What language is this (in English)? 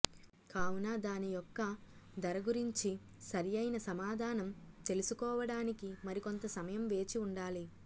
Telugu